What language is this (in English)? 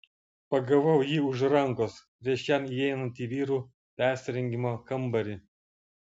Lithuanian